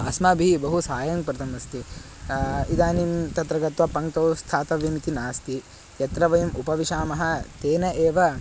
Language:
Sanskrit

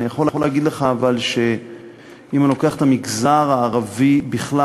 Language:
Hebrew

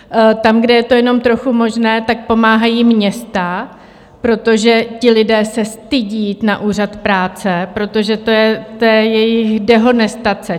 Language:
Czech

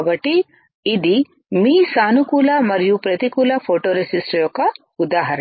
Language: Telugu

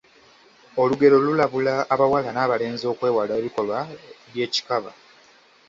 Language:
Ganda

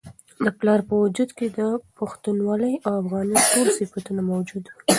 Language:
Pashto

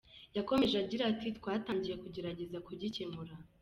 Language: Kinyarwanda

